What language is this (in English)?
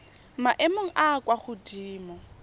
Tswana